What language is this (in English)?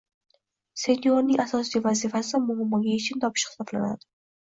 Uzbek